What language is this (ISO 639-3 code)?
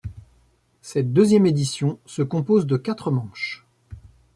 fra